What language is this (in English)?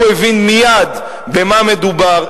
Hebrew